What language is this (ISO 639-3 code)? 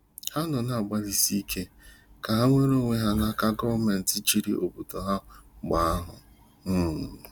ibo